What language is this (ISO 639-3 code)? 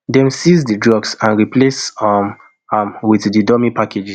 pcm